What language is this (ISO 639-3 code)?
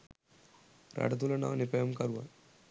sin